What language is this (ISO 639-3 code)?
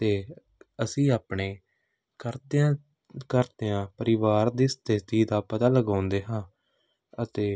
pan